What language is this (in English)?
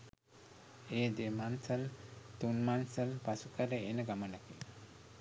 Sinhala